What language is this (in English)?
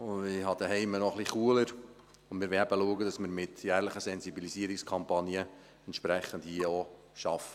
Swiss German